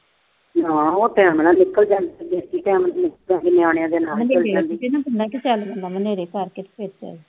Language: Punjabi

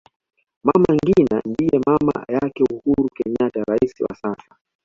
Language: Swahili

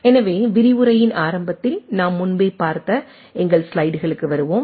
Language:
Tamil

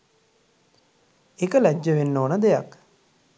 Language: Sinhala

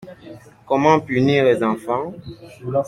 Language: French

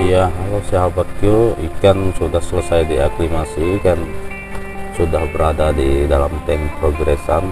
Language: Indonesian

